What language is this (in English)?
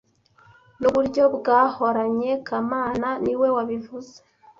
Kinyarwanda